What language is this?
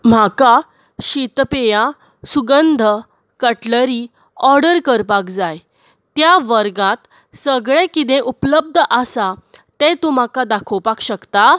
Konkani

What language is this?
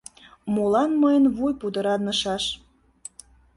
Mari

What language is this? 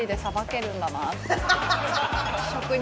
Japanese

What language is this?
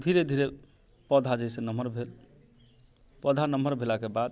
Maithili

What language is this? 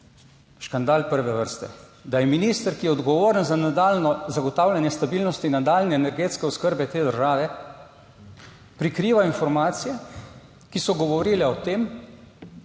Slovenian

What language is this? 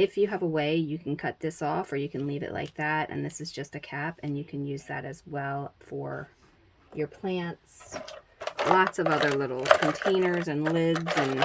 English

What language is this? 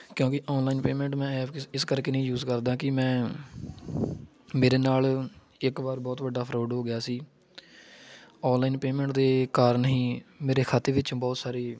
Punjabi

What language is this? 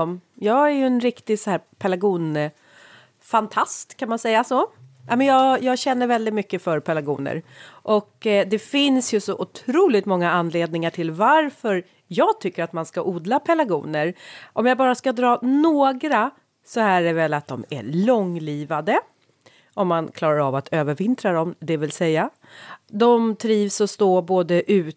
Swedish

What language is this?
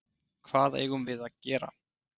Icelandic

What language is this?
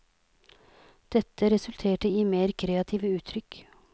Norwegian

